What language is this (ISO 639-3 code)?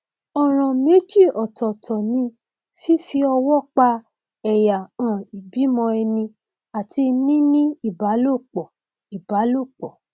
yor